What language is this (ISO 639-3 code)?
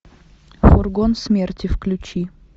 rus